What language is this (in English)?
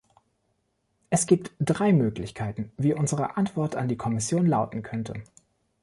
German